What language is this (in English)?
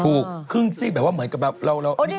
Thai